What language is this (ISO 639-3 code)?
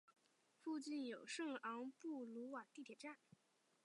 zho